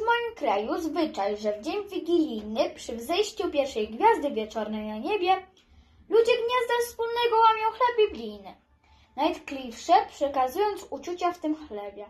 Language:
Polish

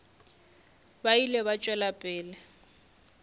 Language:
Northern Sotho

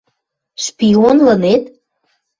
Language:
Western Mari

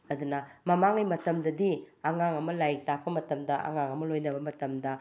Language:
Manipuri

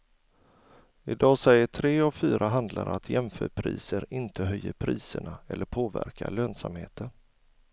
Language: Swedish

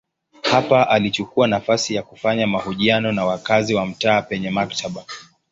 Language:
Swahili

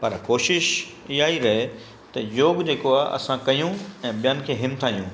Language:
Sindhi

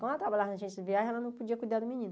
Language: Portuguese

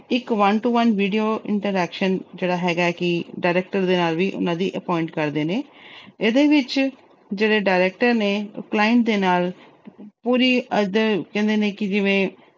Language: Punjabi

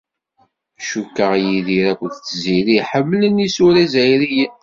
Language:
Kabyle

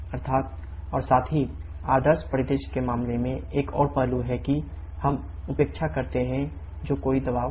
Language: Hindi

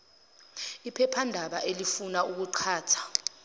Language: Zulu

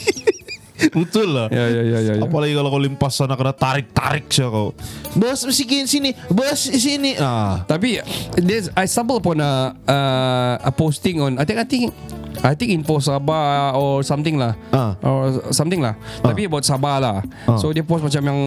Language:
Malay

